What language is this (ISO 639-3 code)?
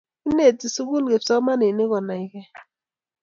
kln